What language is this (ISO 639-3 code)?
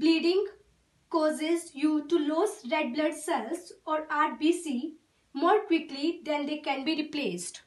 eng